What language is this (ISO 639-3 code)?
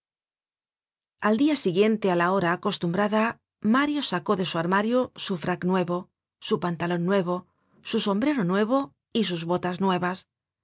spa